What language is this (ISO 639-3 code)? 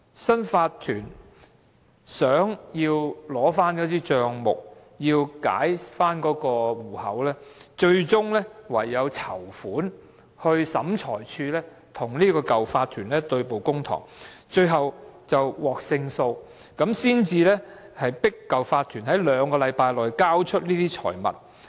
yue